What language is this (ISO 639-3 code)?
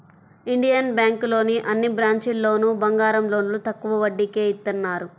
tel